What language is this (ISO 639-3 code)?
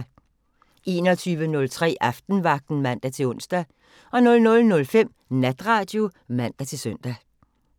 dan